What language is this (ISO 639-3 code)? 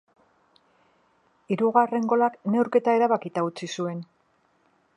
eus